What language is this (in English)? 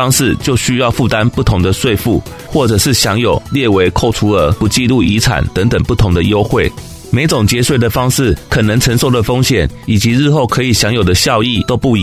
Chinese